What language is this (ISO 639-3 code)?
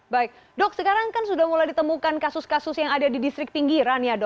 ind